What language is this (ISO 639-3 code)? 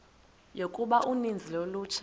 xho